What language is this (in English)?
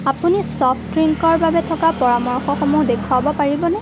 Assamese